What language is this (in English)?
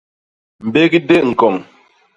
Basaa